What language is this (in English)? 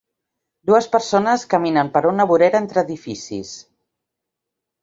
Catalan